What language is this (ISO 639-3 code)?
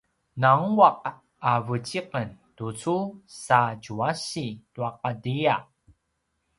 pwn